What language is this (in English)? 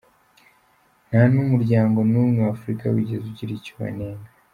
Kinyarwanda